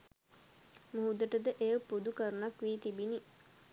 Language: Sinhala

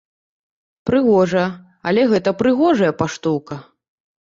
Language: Belarusian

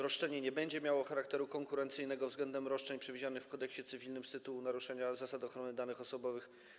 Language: Polish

